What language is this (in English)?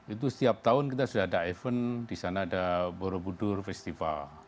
Indonesian